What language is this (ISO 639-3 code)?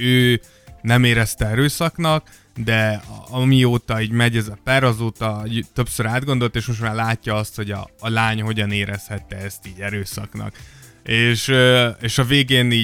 hun